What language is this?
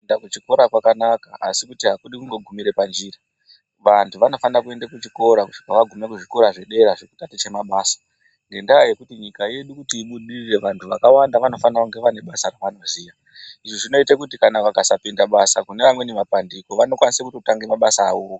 Ndau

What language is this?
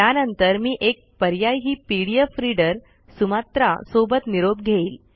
Marathi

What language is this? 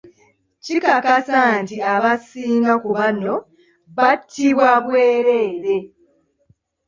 Ganda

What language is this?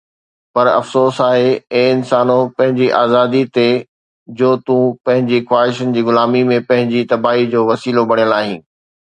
Sindhi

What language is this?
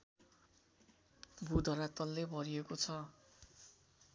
Nepali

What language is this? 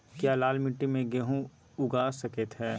Magahi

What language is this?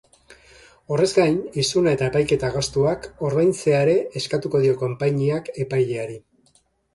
Basque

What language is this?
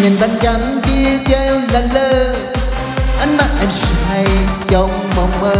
Vietnamese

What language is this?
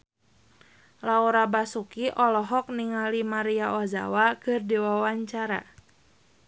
Sundanese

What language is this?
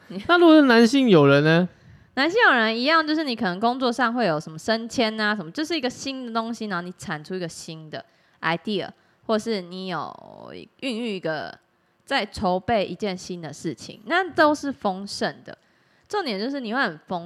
Chinese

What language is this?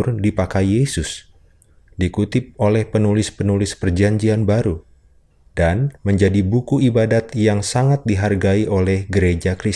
Indonesian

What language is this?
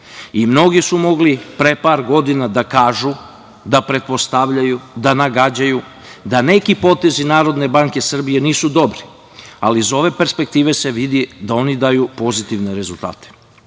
Serbian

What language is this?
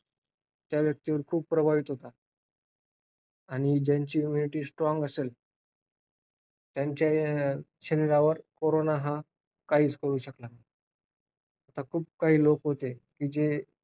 Marathi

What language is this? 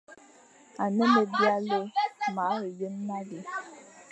Fang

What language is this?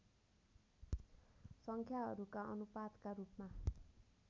Nepali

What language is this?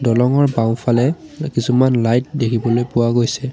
Assamese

